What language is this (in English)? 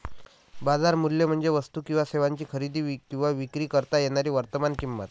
Marathi